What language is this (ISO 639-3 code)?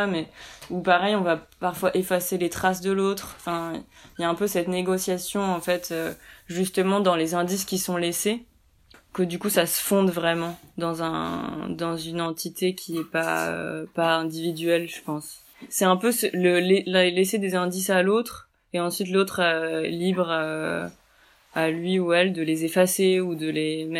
fra